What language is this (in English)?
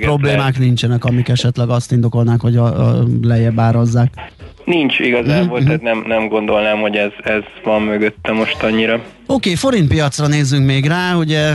Hungarian